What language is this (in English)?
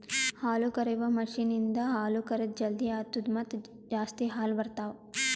Kannada